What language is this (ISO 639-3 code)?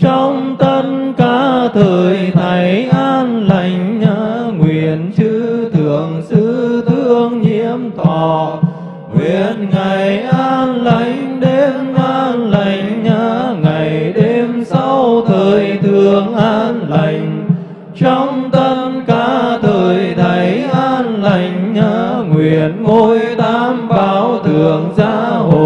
vie